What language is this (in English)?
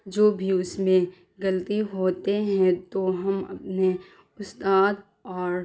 Urdu